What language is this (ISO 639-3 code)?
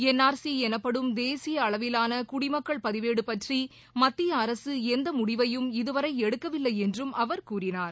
tam